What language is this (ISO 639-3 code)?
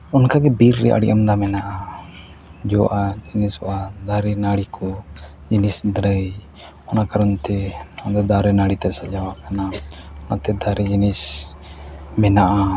sat